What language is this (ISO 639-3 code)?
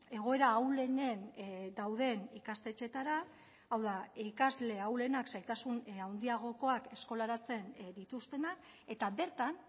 eus